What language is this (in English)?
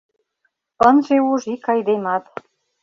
Mari